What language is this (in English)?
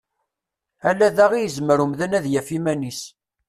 Kabyle